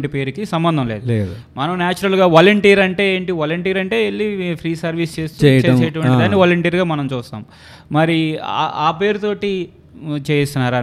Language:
Telugu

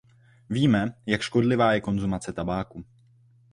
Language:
Czech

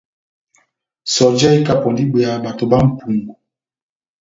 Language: Batanga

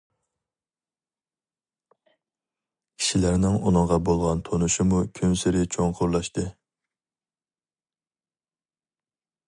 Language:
Uyghur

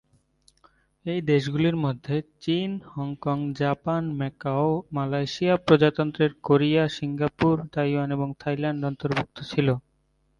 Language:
Bangla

